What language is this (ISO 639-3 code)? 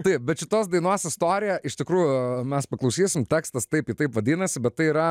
lit